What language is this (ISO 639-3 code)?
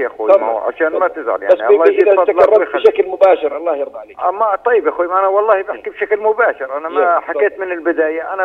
ara